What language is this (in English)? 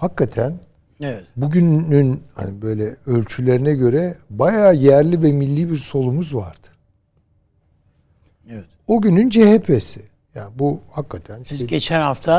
Turkish